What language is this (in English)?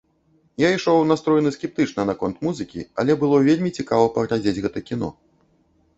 Belarusian